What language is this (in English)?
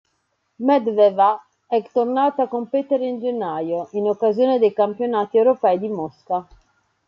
Italian